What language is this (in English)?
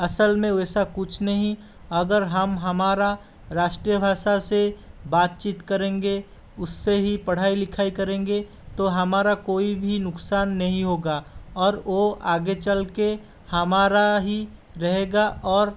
Hindi